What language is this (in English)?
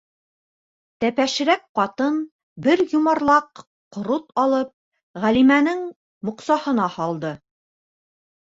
Bashkir